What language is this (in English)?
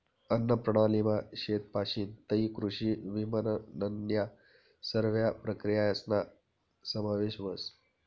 Marathi